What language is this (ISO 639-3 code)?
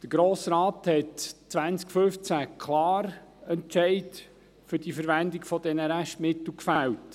gsw